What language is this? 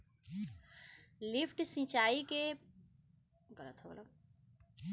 Bhojpuri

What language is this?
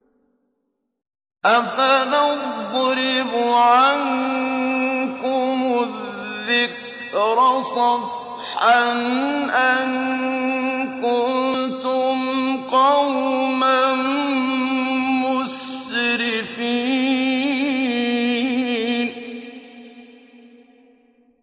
Arabic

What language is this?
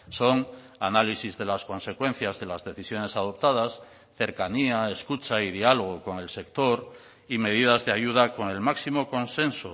Spanish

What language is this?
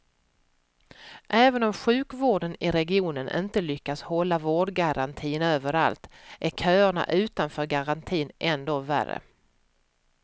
Swedish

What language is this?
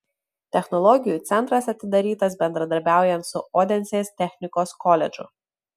Lithuanian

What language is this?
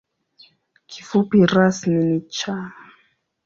Swahili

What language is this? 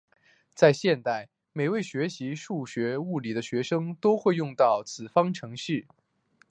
Chinese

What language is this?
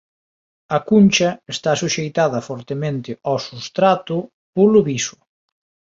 Galician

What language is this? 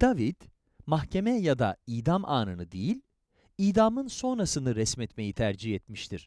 Turkish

